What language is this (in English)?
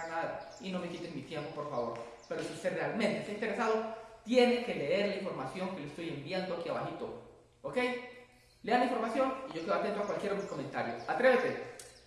Spanish